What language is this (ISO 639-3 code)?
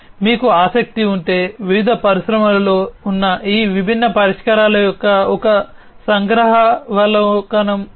tel